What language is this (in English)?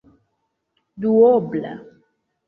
Esperanto